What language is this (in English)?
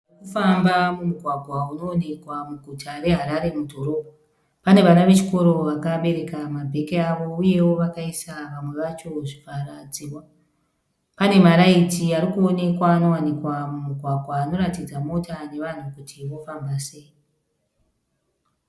Shona